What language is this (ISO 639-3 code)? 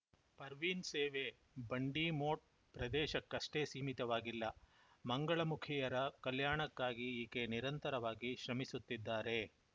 kan